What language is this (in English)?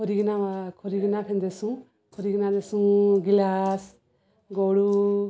Odia